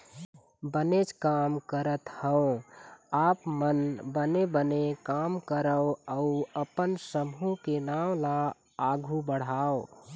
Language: Chhattisgarhi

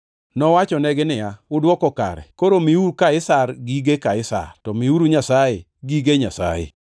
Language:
Luo (Kenya and Tanzania)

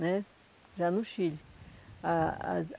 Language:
Portuguese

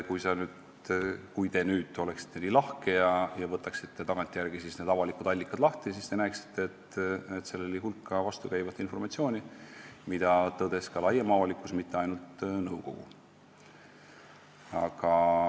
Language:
Estonian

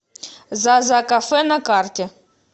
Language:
Russian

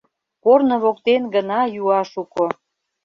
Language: Mari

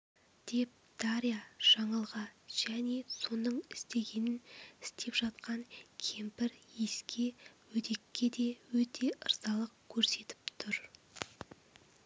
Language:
Kazakh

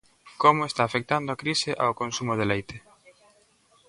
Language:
Galician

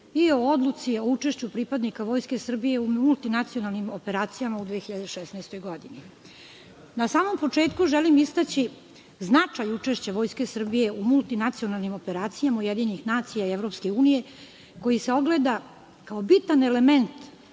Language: Serbian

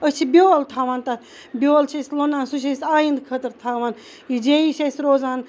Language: Kashmiri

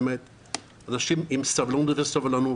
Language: Hebrew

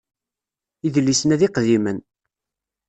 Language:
Kabyle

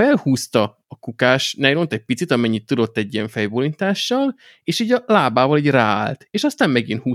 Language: Hungarian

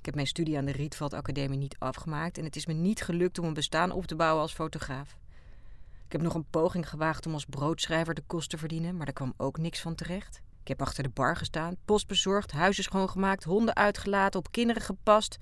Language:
Dutch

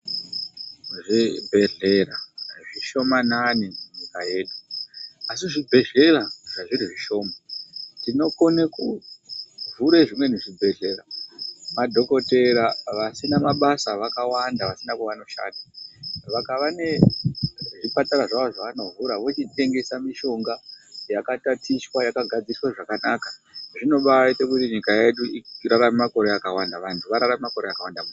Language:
Ndau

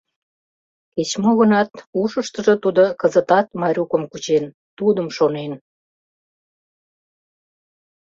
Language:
Mari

